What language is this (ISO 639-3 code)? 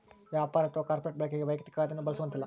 kan